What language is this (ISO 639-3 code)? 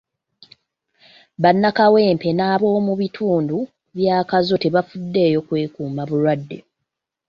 lug